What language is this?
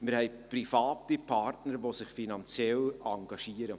Swiss German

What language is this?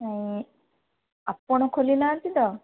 Odia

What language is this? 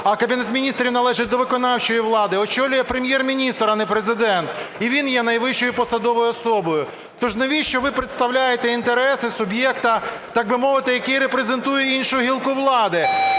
Ukrainian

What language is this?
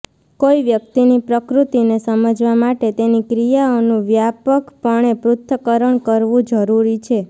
Gujarati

